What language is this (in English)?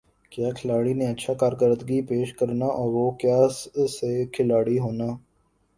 Urdu